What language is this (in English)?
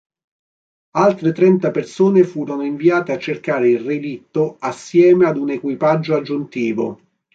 Italian